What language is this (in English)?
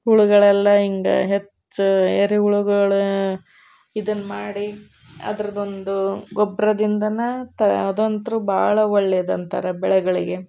Kannada